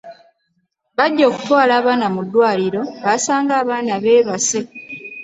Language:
Ganda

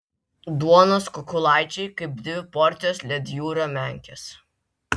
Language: Lithuanian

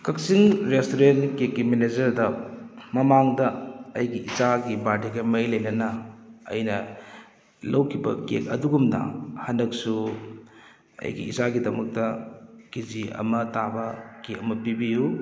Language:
Manipuri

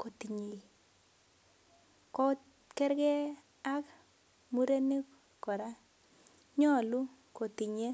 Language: Kalenjin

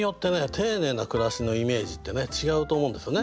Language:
Japanese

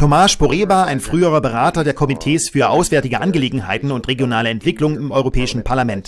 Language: German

